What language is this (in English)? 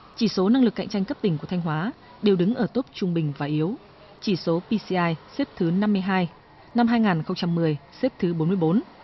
Vietnamese